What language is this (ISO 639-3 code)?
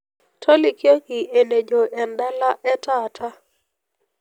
mas